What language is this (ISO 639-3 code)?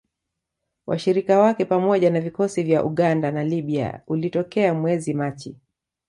swa